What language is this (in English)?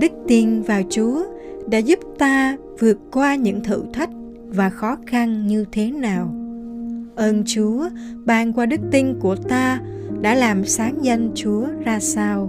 Vietnamese